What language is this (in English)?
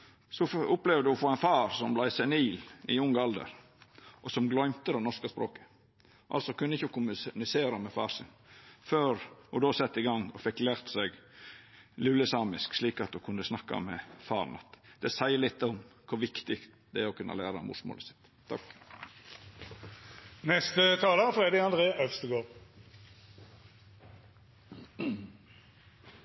Norwegian Nynorsk